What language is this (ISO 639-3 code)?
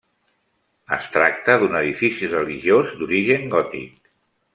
cat